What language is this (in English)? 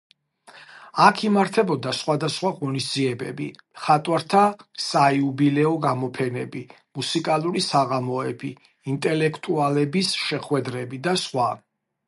Georgian